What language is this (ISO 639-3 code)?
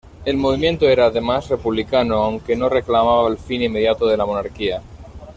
spa